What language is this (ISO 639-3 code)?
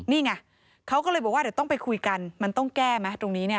tha